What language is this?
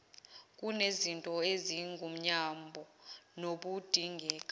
Zulu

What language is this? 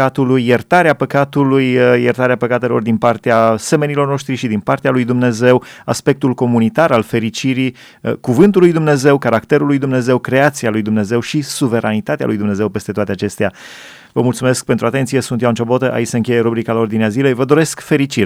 Romanian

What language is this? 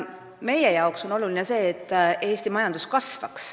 Estonian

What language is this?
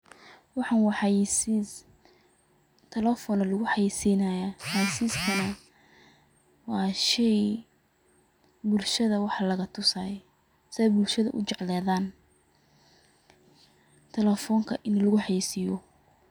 Somali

